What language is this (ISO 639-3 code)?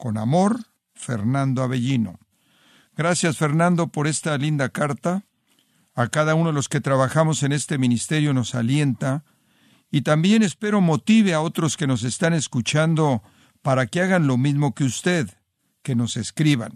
spa